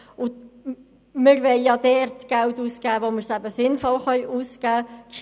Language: Swiss German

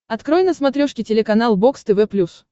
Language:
Russian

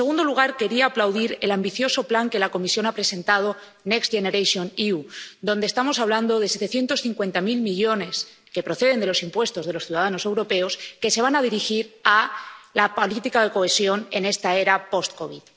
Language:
Spanish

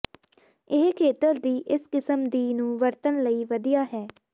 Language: Punjabi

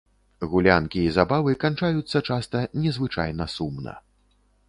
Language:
Belarusian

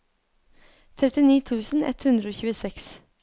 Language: Norwegian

